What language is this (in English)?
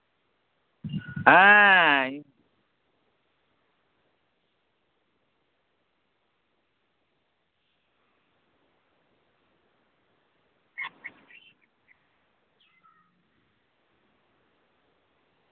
Santali